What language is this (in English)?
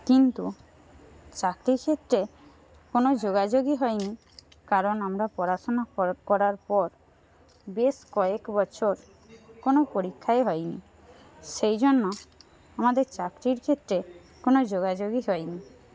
Bangla